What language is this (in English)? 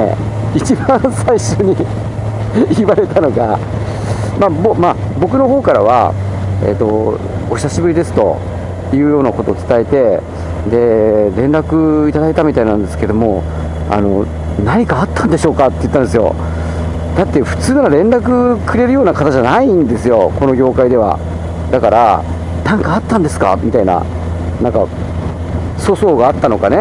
Japanese